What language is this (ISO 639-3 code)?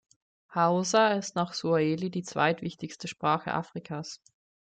deu